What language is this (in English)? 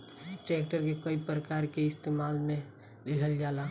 Bhojpuri